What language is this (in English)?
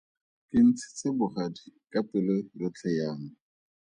Tswana